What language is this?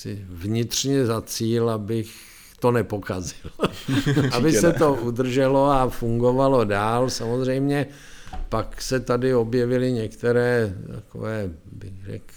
Czech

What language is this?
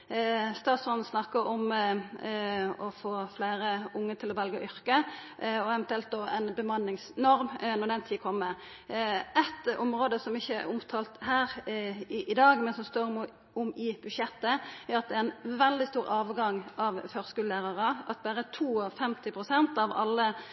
Norwegian Nynorsk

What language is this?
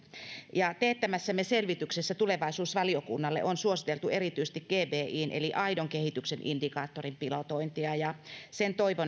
Finnish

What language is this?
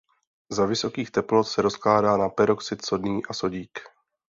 Czech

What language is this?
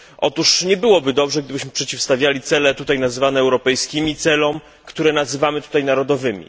Polish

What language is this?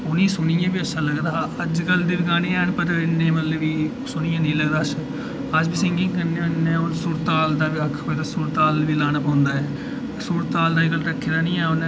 Dogri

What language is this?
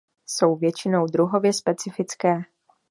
Czech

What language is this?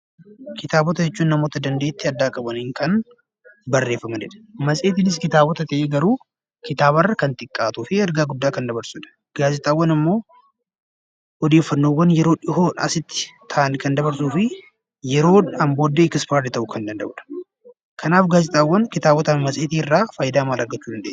Oromo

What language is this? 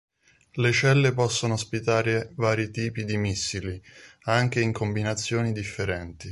Italian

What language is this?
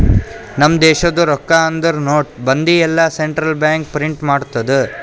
Kannada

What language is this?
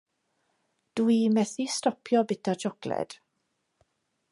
Welsh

